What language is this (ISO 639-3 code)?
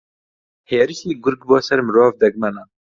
ckb